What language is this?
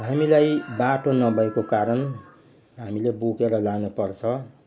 Nepali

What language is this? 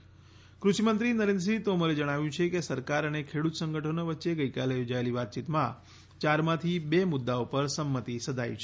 Gujarati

